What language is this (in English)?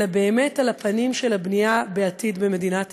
Hebrew